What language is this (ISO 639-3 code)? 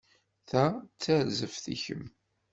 kab